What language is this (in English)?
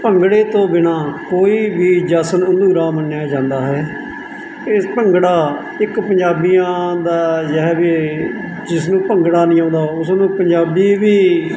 Punjabi